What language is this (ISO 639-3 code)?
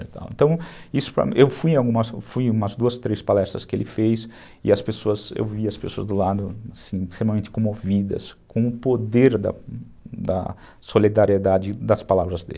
por